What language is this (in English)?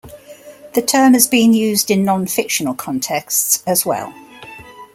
English